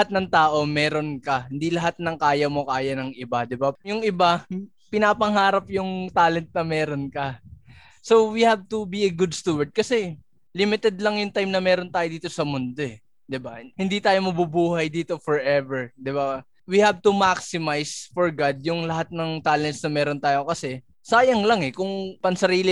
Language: Filipino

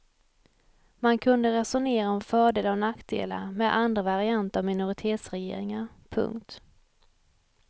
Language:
Swedish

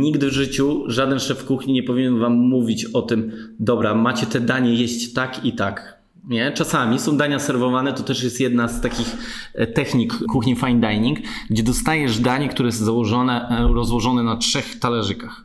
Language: Polish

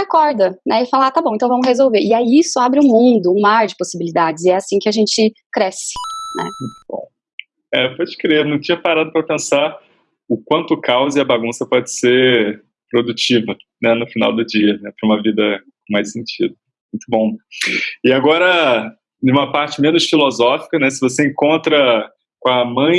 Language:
Portuguese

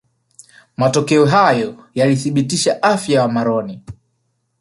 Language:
Swahili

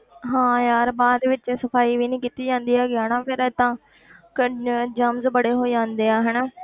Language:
Punjabi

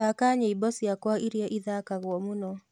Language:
Kikuyu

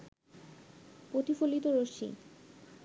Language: Bangla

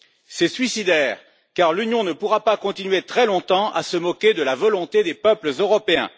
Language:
French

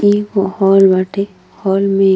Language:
Bhojpuri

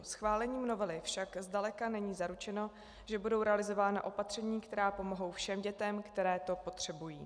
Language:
Czech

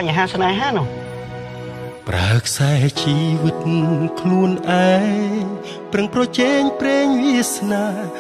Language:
Thai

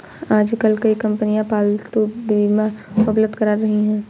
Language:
Hindi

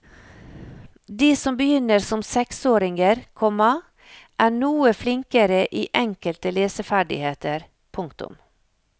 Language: Norwegian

